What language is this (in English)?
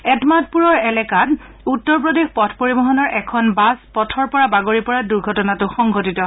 Assamese